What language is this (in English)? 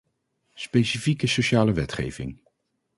Dutch